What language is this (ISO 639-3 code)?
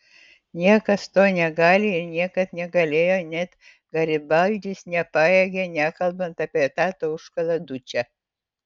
lit